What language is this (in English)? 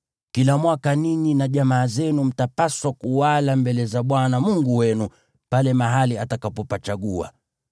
Swahili